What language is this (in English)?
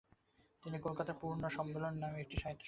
Bangla